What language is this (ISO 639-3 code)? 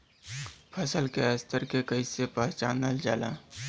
bho